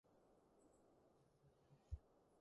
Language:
Cantonese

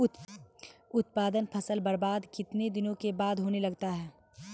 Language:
Maithili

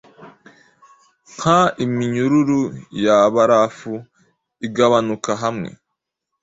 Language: Kinyarwanda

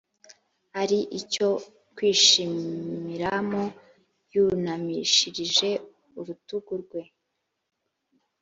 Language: Kinyarwanda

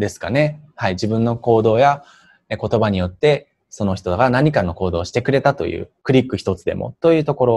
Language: Japanese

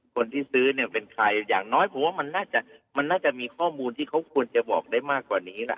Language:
Thai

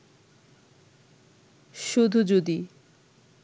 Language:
Bangla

